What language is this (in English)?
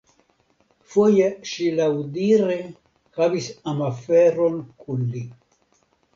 Esperanto